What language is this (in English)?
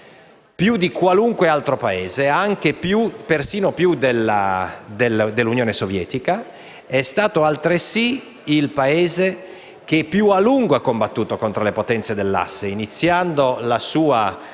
Italian